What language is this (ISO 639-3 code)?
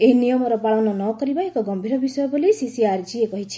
ori